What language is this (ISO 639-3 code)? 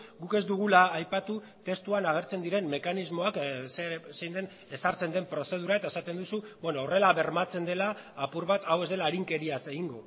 eus